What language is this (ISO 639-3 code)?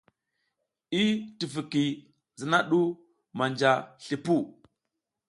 giz